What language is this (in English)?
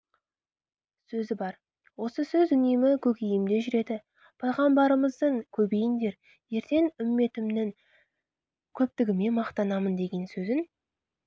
Kazakh